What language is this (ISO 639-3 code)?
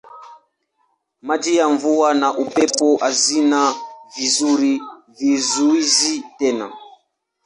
swa